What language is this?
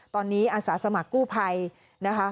Thai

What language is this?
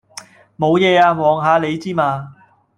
Cantonese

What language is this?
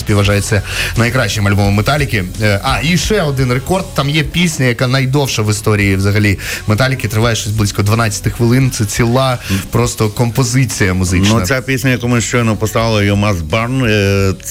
Ukrainian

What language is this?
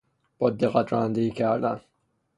Persian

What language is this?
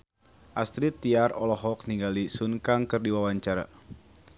Sundanese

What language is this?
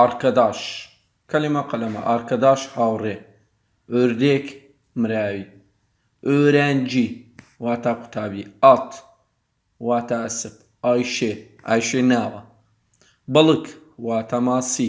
Turkish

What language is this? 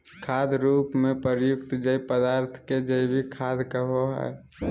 Magahi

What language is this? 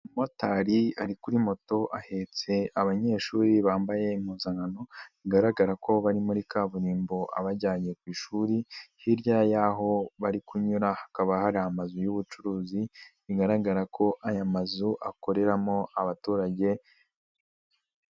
Kinyarwanda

